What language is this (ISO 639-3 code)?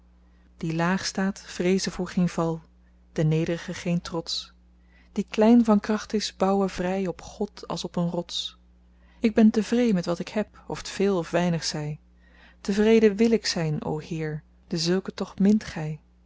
nld